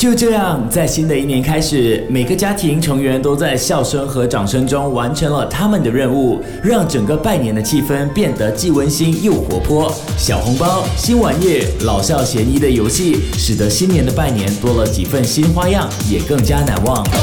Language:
Chinese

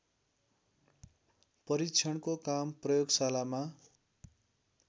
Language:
Nepali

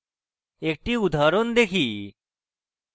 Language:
Bangla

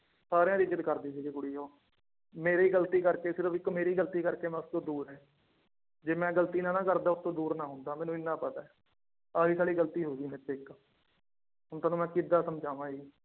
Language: Punjabi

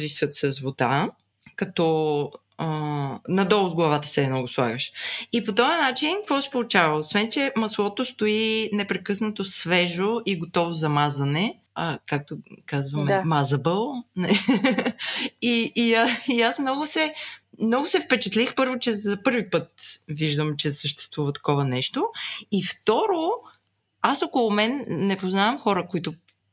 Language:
Bulgarian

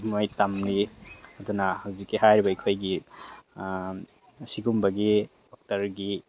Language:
Manipuri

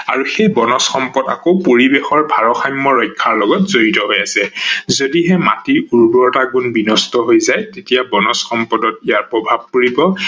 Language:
Assamese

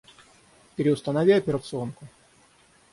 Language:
Russian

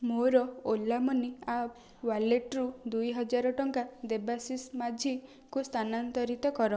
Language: Odia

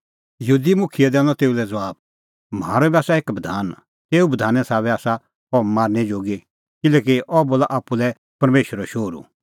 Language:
Kullu Pahari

